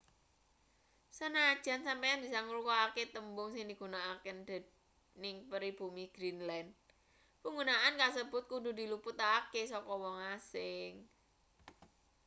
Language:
Javanese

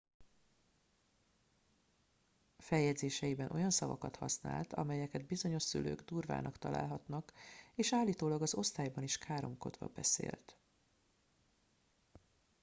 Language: Hungarian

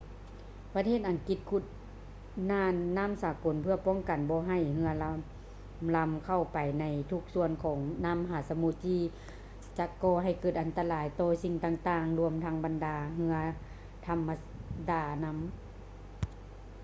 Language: Lao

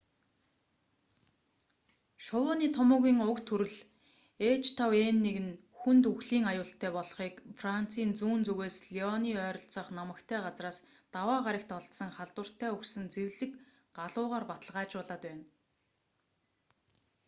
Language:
Mongolian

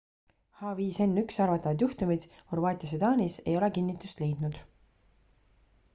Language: Estonian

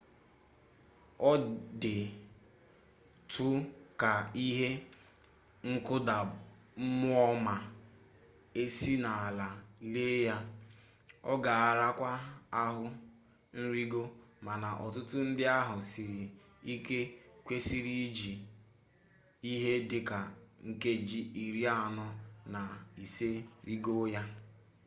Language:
Igbo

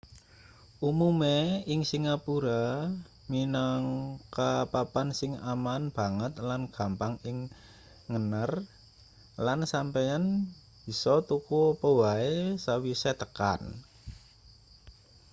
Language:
Javanese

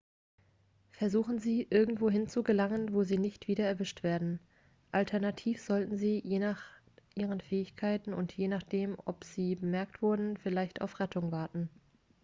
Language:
German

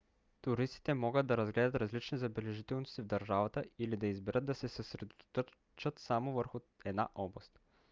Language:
Bulgarian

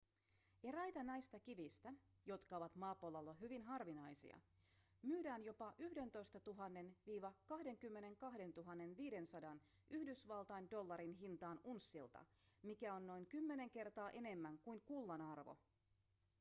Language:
Finnish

